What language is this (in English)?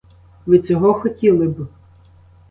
Ukrainian